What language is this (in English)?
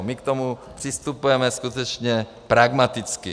Czech